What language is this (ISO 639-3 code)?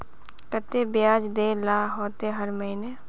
mag